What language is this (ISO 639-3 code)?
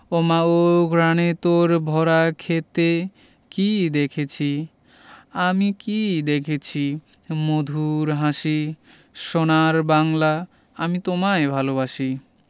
ben